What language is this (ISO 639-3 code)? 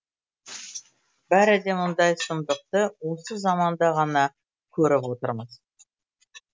kaz